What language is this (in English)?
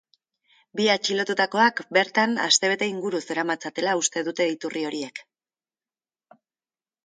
Basque